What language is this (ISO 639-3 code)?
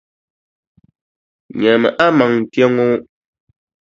dag